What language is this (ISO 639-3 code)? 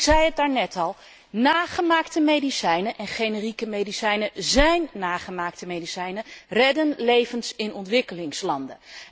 nld